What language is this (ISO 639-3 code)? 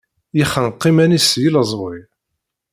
kab